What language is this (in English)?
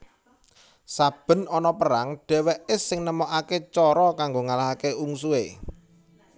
Javanese